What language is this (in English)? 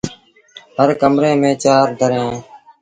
Sindhi Bhil